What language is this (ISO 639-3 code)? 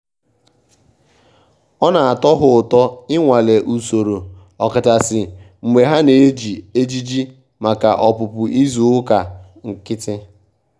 ibo